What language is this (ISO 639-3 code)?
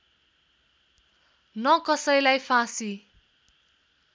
nep